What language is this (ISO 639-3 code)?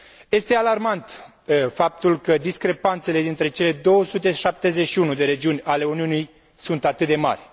ron